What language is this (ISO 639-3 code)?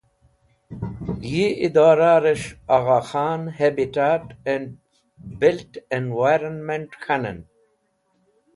wbl